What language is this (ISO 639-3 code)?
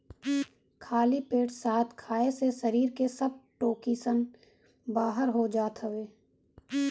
bho